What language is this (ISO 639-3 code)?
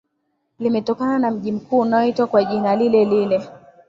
swa